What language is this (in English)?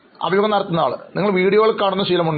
Malayalam